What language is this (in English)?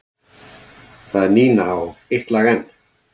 Icelandic